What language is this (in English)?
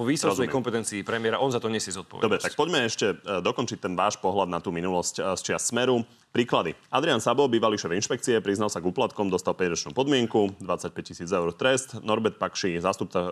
Slovak